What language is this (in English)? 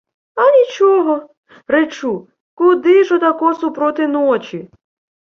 Ukrainian